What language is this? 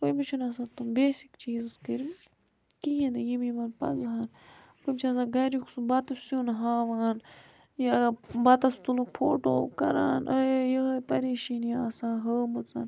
Kashmiri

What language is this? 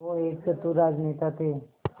Hindi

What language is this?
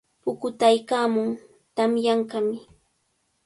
Cajatambo North Lima Quechua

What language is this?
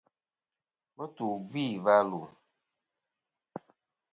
Kom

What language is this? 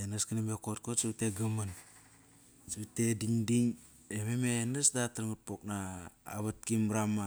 Kairak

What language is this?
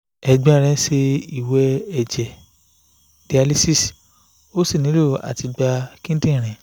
Yoruba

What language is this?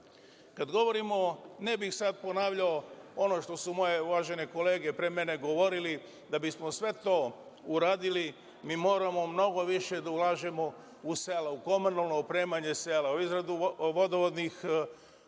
Serbian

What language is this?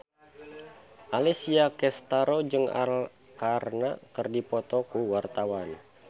Sundanese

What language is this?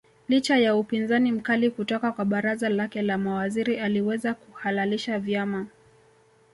Swahili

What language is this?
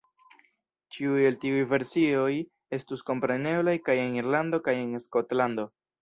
Esperanto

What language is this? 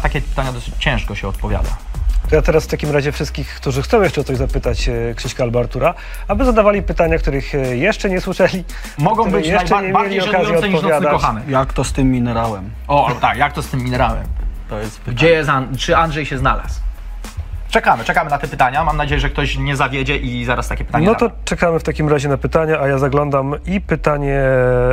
Polish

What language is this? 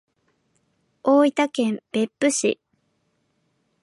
Japanese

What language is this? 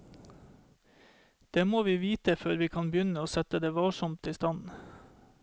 Norwegian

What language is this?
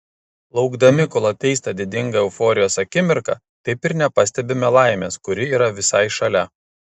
Lithuanian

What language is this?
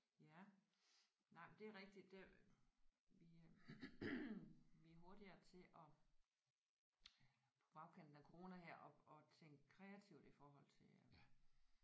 Danish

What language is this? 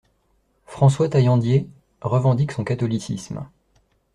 French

